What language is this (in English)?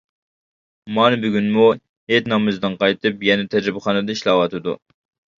Uyghur